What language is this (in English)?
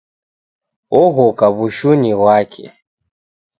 Taita